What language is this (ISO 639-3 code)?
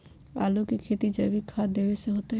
mag